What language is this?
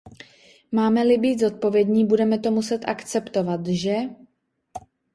Czech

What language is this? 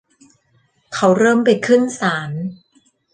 Thai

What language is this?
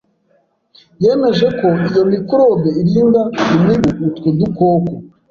Kinyarwanda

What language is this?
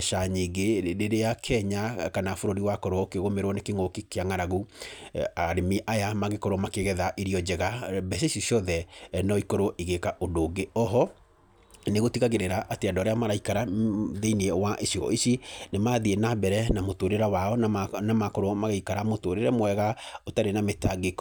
Kikuyu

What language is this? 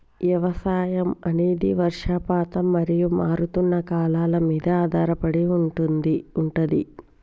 Telugu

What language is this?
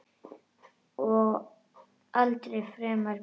Icelandic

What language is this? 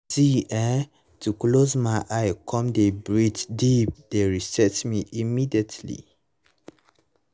Nigerian Pidgin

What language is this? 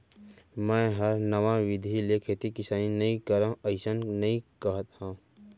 Chhattisgarhi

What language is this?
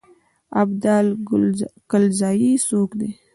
Pashto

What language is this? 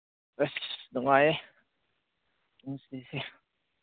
Manipuri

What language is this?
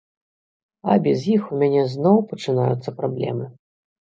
Belarusian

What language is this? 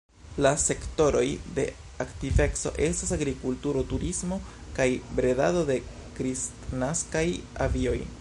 Esperanto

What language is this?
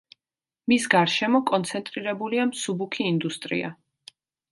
Georgian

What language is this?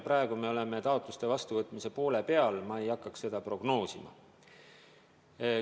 Estonian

